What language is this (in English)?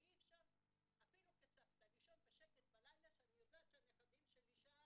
Hebrew